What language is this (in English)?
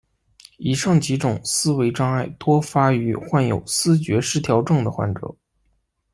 Chinese